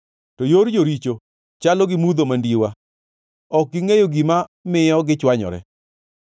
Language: Luo (Kenya and Tanzania)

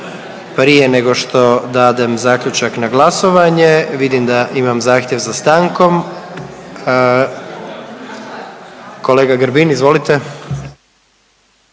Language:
Croatian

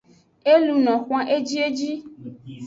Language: Aja (Benin)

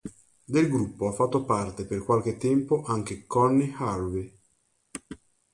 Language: Italian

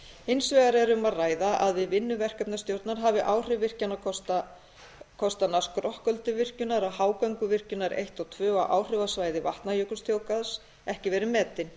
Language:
Icelandic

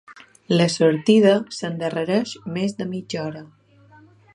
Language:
Catalan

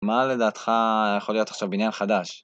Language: Hebrew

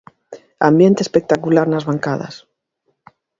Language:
Galician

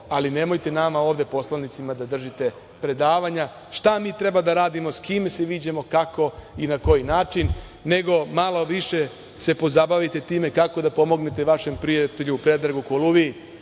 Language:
Serbian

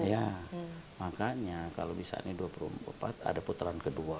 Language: Indonesian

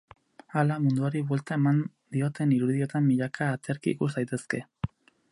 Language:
Basque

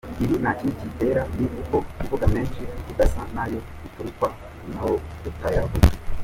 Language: Kinyarwanda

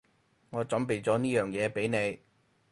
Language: Cantonese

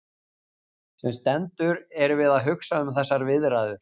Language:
Icelandic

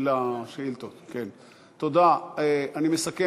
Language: Hebrew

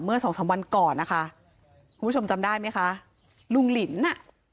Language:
Thai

